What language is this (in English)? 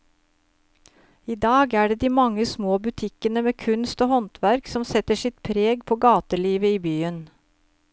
Norwegian